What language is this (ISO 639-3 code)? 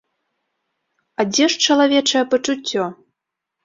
bel